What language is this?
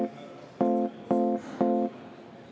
Estonian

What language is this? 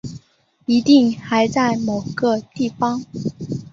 Chinese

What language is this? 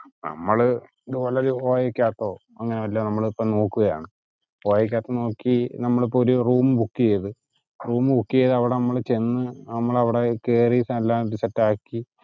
Malayalam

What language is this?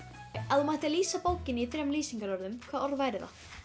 Icelandic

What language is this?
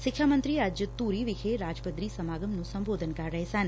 Punjabi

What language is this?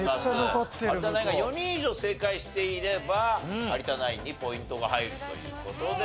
Japanese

